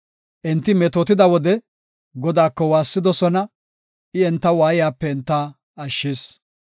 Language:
Gofa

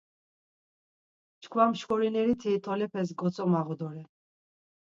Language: Laz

